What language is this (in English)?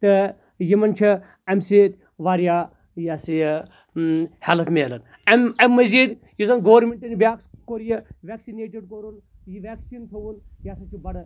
Kashmiri